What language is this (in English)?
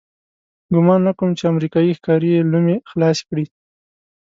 Pashto